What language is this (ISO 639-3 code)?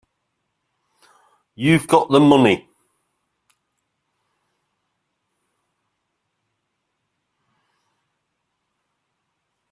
eng